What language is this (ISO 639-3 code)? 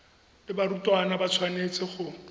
tsn